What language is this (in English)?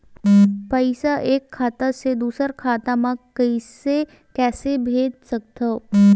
Chhattisgarhi